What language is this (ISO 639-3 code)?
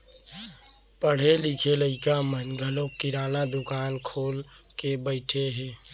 hne